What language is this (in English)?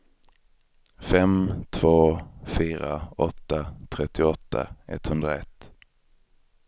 Swedish